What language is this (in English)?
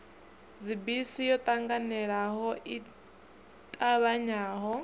Venda